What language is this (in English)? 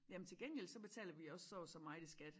Danish